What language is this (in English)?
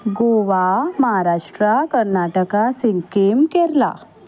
Konkani